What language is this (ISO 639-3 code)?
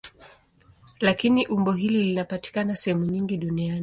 swa